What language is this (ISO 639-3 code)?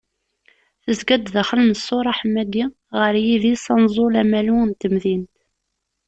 kab